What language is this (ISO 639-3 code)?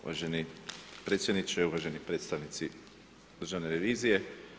hrv